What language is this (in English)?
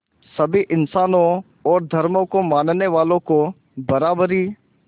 Hindi